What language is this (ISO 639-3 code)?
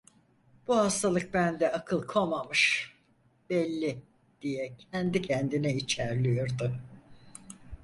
tur